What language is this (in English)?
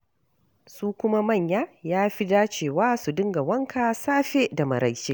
Hausa